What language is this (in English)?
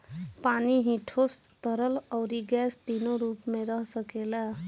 Bhojpuri